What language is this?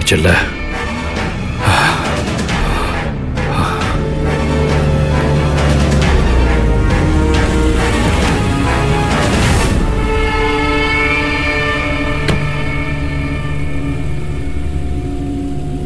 Tamil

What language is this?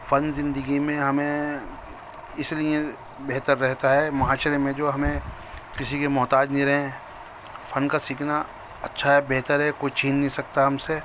Urdu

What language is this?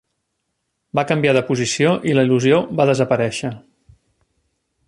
Catalan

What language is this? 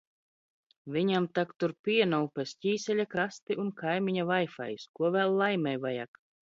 Latvian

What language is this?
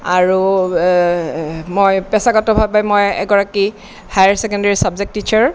Assamese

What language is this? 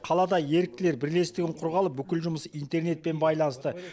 Kazakh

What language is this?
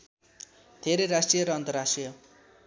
Nepali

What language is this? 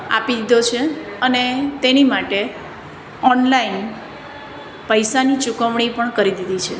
Gujarati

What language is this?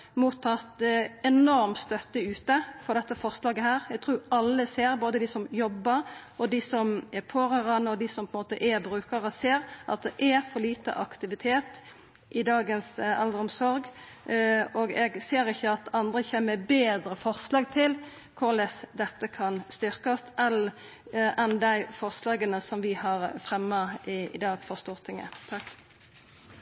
Norwegian Nynorsk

